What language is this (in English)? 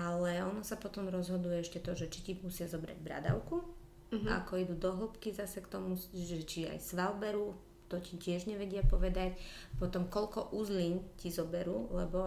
Slovak